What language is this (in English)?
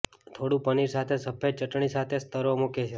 Gujarati